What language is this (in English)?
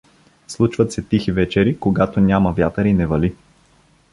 Bulgarian